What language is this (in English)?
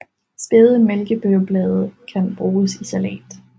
Danish